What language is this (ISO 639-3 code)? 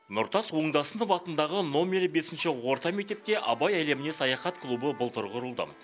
kaz